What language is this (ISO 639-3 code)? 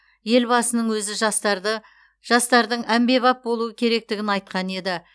kaz